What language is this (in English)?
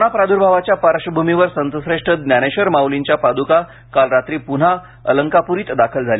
Marathi